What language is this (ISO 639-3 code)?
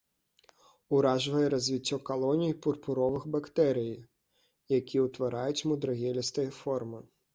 bel